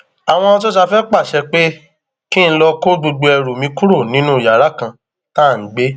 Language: Yoruba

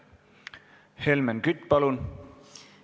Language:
Estonian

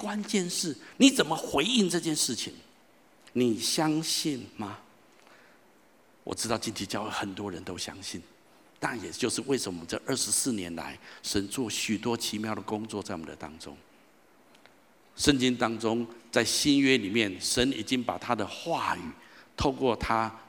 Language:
Chinese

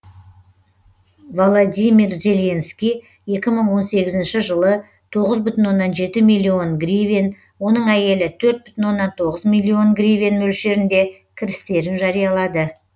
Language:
Kazakh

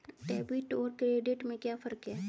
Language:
Hindi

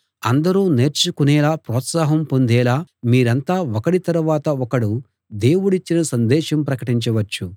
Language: Telugu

